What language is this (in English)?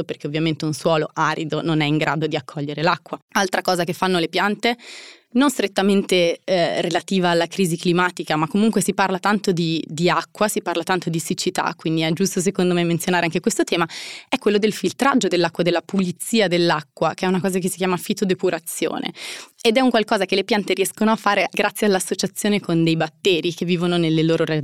Italian